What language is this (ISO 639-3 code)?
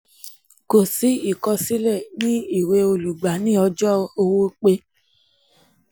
yor